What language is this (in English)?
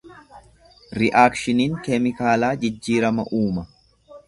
Oromo